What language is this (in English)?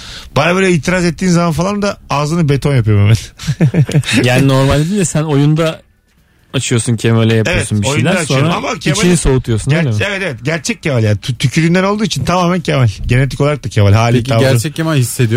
Turkish